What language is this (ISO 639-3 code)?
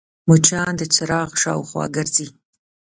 pus